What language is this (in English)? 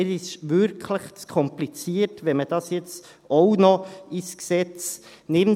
Swiss German